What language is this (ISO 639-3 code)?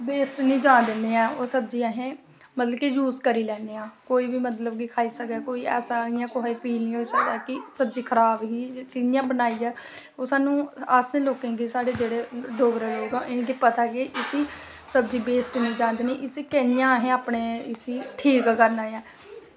doi